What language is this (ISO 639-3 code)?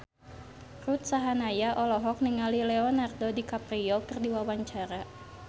sun